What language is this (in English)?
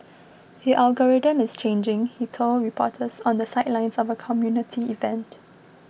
English